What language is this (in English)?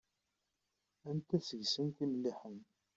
Kabyle